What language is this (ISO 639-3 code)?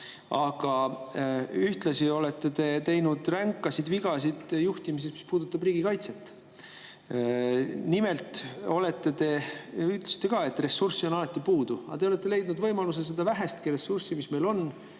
est